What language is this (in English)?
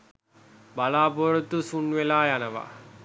Sinhala